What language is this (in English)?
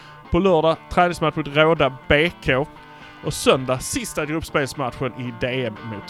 Swedish